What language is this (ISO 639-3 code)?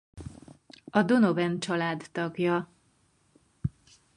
hun